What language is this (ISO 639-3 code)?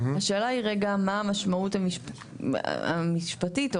heb